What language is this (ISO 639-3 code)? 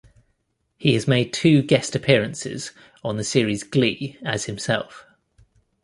eng